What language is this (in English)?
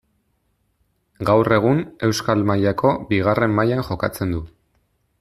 Basque